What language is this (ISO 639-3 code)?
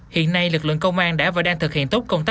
vie